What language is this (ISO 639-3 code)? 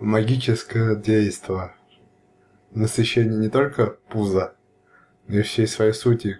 rus